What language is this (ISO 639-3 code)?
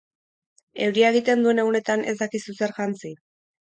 eus